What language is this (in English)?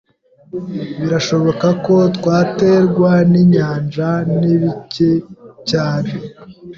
Kinyarwanda